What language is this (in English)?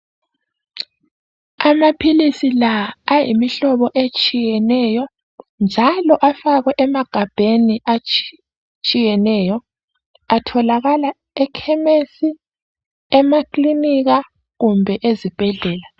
North Ndebele